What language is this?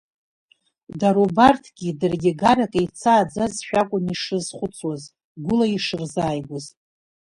Abkhazian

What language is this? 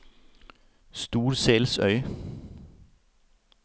Norwegian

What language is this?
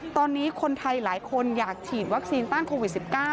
Thai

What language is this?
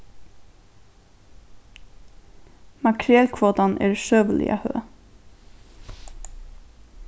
Faroese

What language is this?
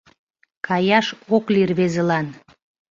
Mari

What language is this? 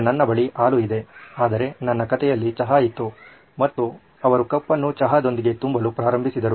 Kannada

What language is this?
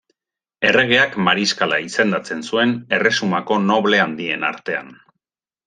Basque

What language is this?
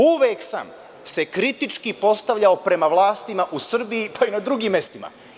Serbian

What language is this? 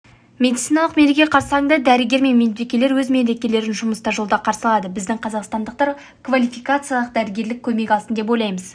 Kazakh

